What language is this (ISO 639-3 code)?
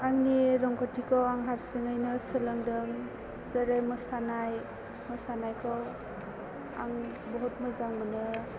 brx